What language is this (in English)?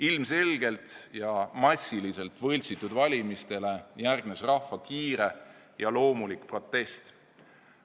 Estonian